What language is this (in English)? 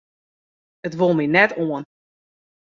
Western Frisian